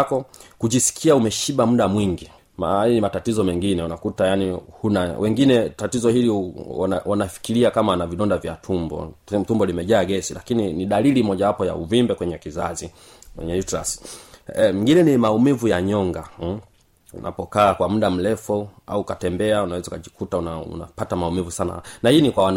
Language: Swahili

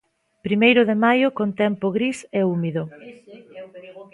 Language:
Galician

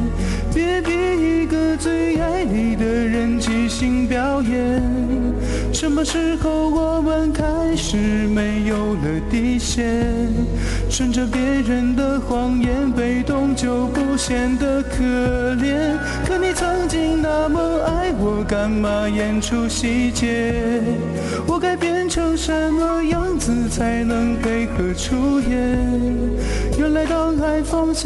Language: Chinese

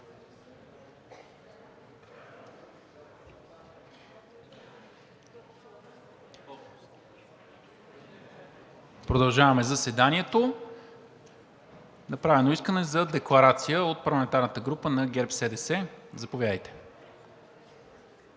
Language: Bulgarian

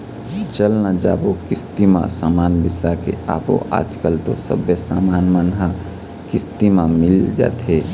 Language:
Chhattisgarhi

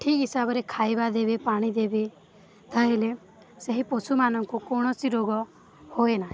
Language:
Odia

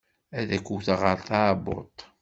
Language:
Kabyle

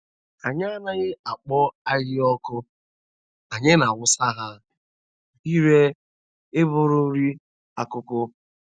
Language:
Igbo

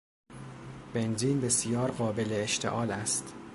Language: Persian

